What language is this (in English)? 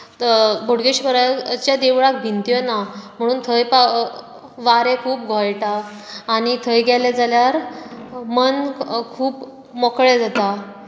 Konkani